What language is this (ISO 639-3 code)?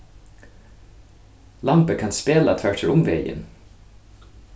fao